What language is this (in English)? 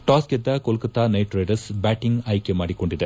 Kannada